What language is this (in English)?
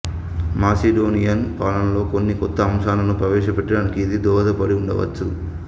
Telugu